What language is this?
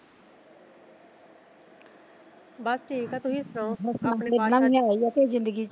Punjabi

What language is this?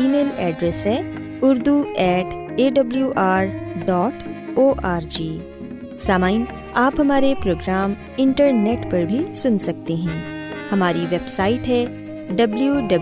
Urdu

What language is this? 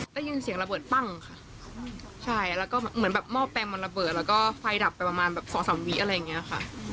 Thai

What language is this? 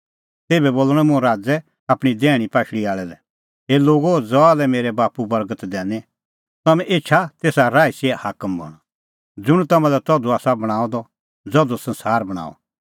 Kullu Pahari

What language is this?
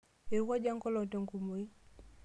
Masai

